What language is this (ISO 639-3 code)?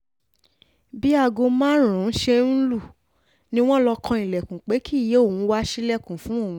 yor